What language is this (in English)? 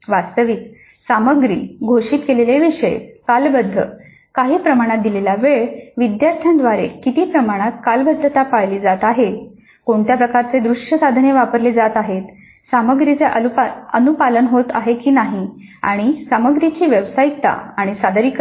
Marathi